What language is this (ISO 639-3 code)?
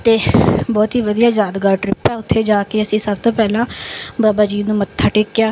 pan